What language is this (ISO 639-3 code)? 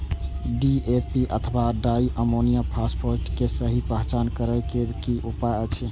mai